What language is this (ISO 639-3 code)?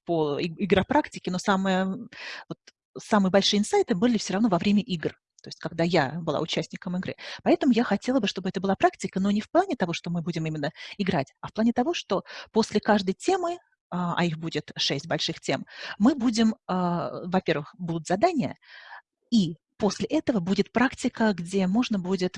rus